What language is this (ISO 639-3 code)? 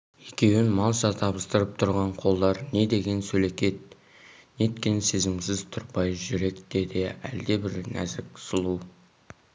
kaz